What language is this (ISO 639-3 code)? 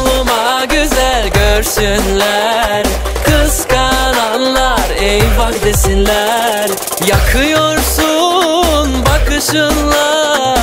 tur